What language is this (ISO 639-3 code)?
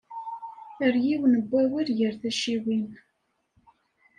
kab